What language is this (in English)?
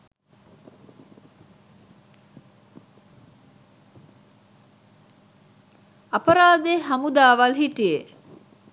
Sinhala